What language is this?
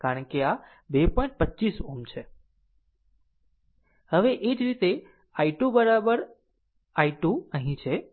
Gujarati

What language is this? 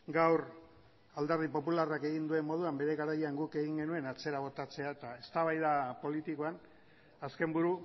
Basque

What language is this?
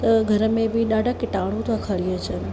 Sindhi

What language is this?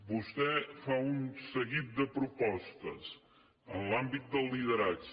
Catalan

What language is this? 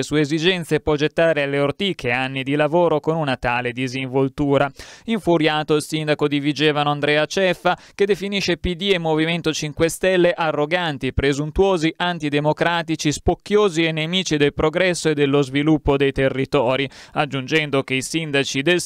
Italian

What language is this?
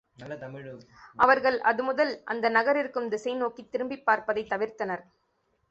Tamil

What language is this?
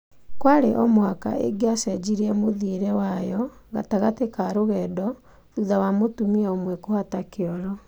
Kikuyu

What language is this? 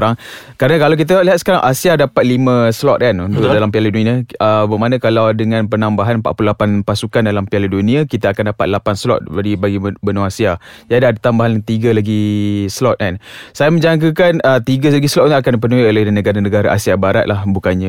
Malay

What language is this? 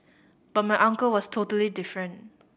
English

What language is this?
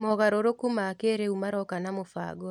Kikuyu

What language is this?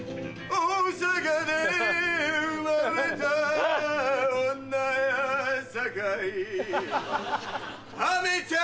Japanese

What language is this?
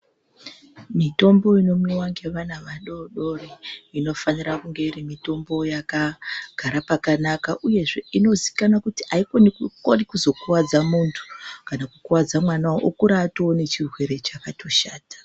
Ndau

